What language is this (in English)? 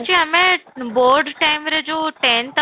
Odia